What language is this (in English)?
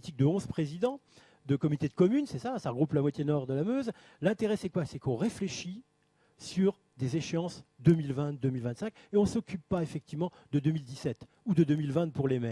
French